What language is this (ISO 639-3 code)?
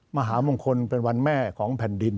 tha